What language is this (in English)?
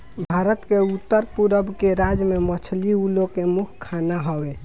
Bhojpuri